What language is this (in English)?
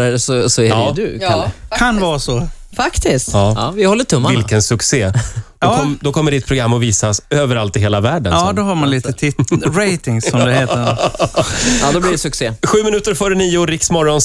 Swedish